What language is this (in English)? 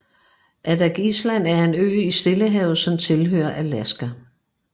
Danish